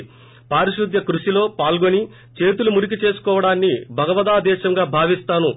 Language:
Telugu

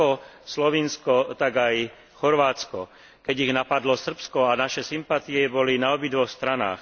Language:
Slovak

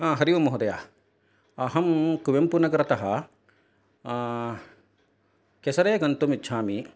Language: Sanskrit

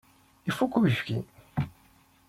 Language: Kabyle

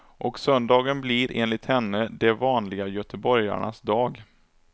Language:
Swedish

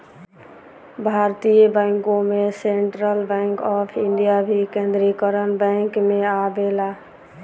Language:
Bhojpuri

